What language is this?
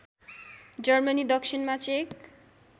Nepali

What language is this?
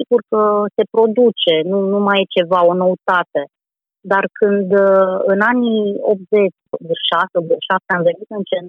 Romanian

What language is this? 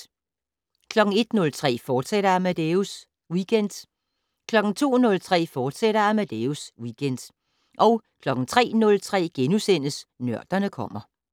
Danish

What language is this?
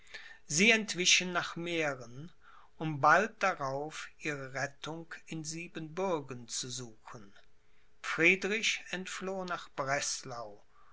German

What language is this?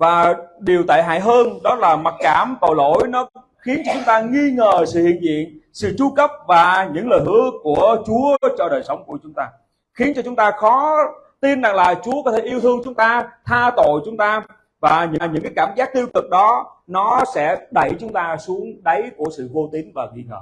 Vietnamese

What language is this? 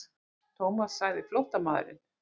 Icelandic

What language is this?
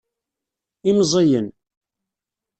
Kabyle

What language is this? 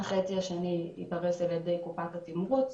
Hebrew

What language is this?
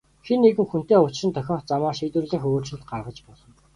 Mongolian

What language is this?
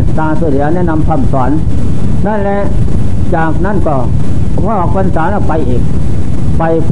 Thai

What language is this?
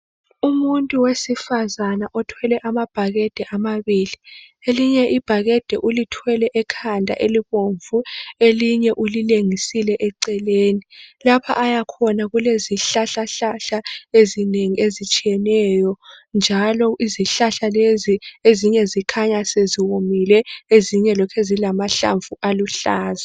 North Ndebele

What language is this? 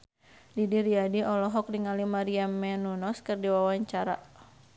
Sundanese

